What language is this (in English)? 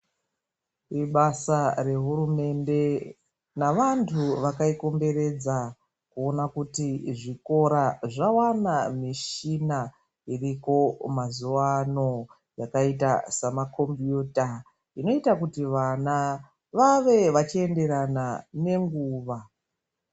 Ndau